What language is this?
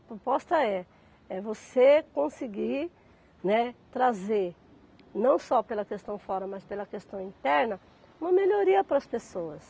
Portuguese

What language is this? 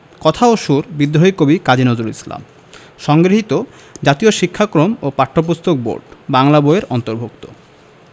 Bangla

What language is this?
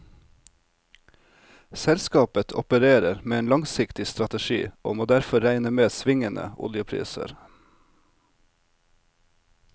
Norwegian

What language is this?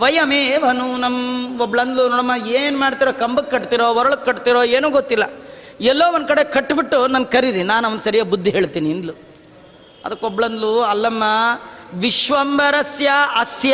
Kannada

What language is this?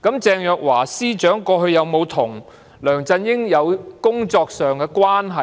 Cantonese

